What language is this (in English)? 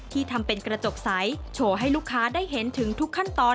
Thai